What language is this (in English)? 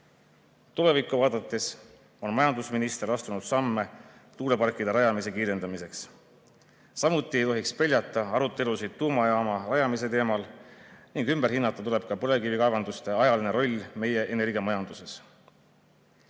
Estonian